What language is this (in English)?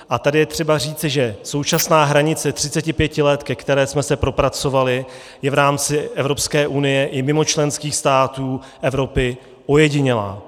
Czech